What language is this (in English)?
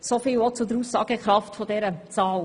Swiss German